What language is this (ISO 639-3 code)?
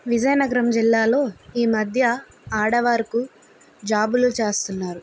tel